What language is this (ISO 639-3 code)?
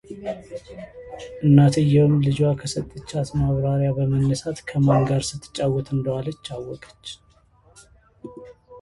amh